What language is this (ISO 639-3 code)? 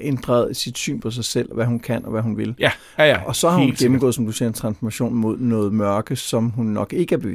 dan